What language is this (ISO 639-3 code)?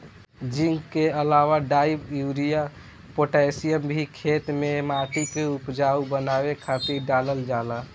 bho